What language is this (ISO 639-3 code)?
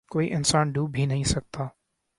urd